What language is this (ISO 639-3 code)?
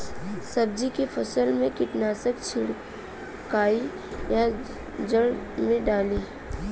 bho